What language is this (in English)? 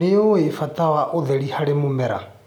Kikuyu